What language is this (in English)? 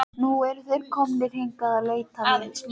Icelandic